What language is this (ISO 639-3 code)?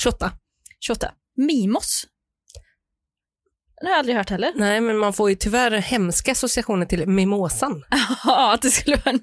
swe